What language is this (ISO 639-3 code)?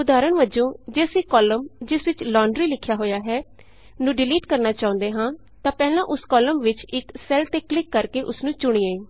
pan